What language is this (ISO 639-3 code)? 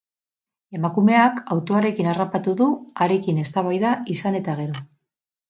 eus